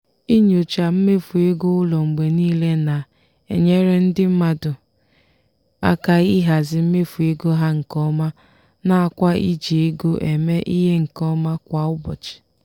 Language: Igbo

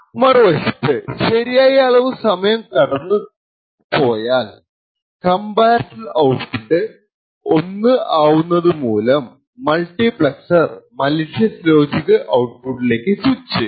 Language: Malayalam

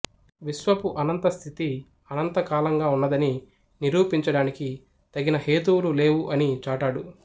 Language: Telugu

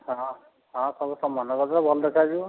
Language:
Odia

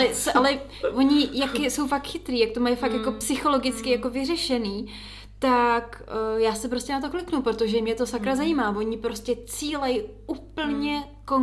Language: Czech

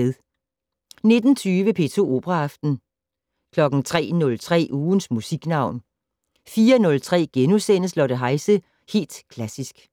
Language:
Danish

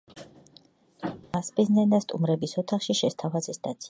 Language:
Georgian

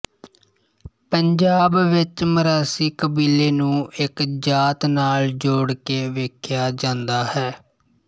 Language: Punjabi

